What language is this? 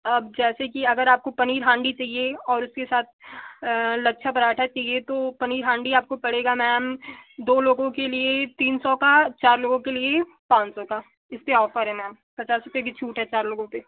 Hindi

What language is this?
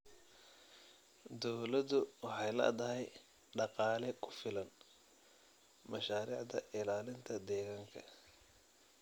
Somali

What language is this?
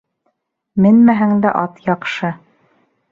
Bashkir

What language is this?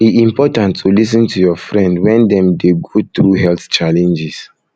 Nigerian Pidgin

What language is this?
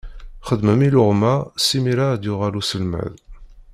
Kabyle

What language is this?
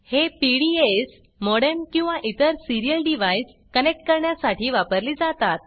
Marathi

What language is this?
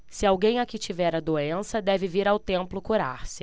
Portuguese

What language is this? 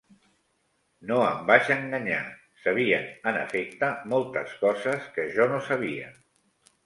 Catalan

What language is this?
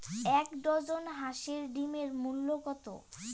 Bangla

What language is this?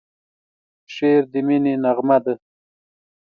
Pashto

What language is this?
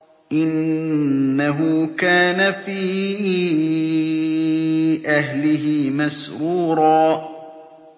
Arabic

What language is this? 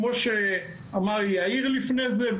Hebrew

